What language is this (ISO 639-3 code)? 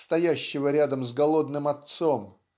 rus